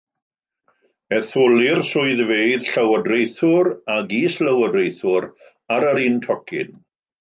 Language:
Welsh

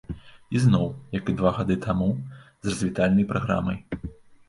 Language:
Belarusian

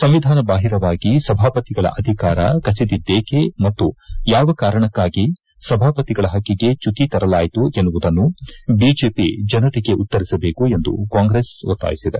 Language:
Kannada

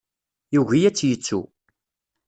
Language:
Kabyle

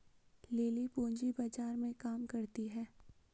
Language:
Hindi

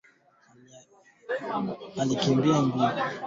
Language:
Swahili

